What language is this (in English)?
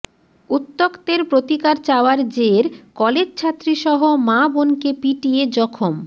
Bangla